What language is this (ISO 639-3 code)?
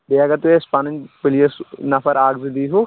kas